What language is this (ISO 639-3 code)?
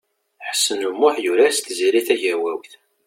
kab